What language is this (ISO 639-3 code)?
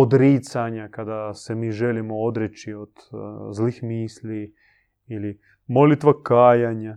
hrv